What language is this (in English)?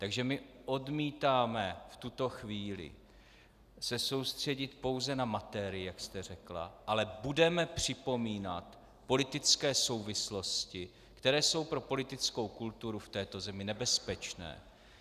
Czech